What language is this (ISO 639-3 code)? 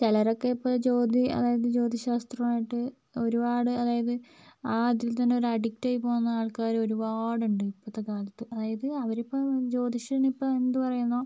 mal